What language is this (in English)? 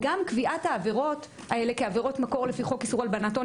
Hebrew